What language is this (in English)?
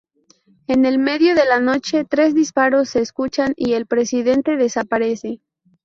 Spanish